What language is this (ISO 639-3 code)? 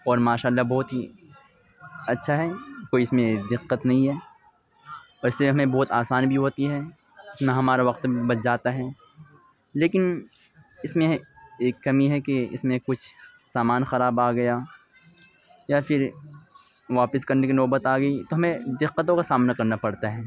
urd